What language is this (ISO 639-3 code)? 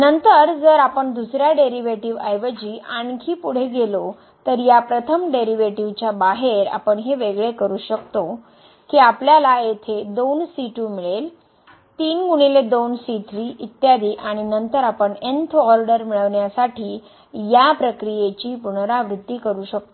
mar